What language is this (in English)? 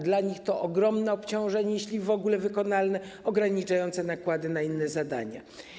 Polish